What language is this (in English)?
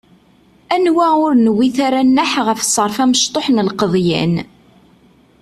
Kabyle